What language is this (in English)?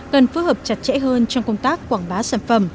Vietnamese